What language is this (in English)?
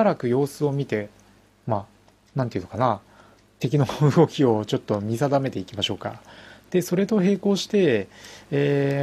Japanese